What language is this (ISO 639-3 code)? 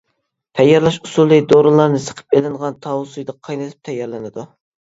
uig